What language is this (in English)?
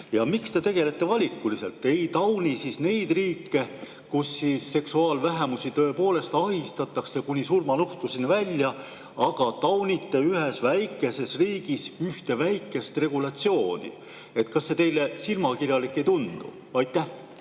Estonian